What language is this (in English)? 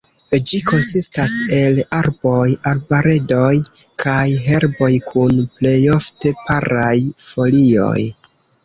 Esperanto